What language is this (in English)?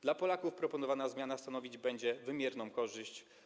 Polish